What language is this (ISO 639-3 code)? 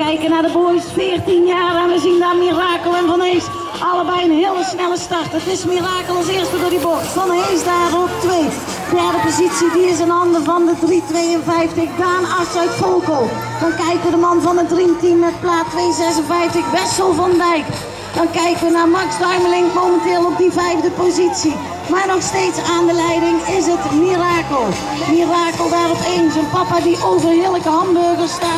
nld